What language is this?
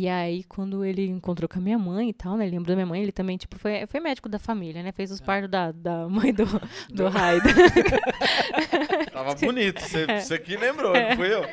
Portuguese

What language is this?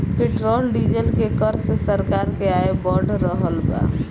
Bhojpuri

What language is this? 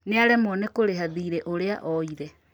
Kikuyu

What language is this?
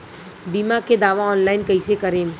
Bhojpuri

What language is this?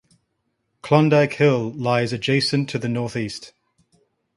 English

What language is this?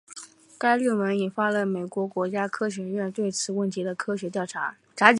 Chinese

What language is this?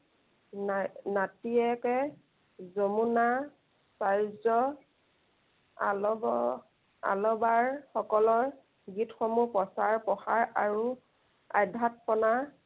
Assamese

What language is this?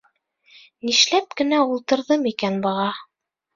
Bashkir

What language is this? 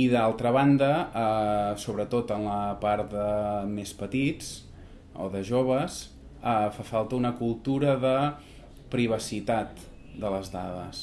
Catalan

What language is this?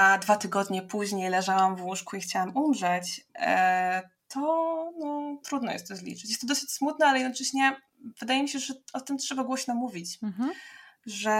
Polish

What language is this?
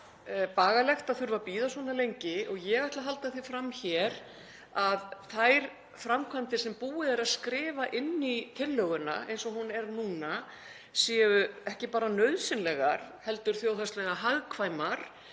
Icelandic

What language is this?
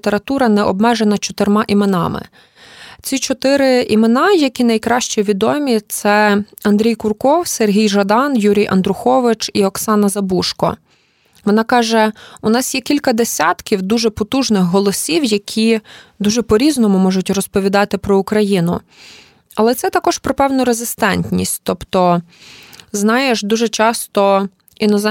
Ukrainian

